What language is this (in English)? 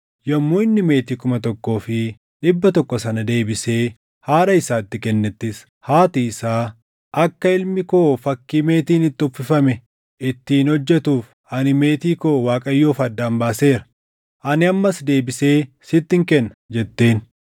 Oromo